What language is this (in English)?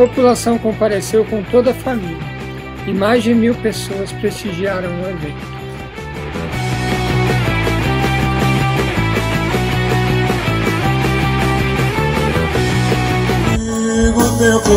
Portuguese